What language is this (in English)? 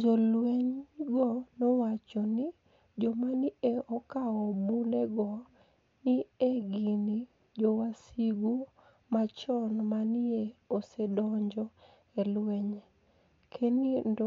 Luo (Kenya and Tanzania)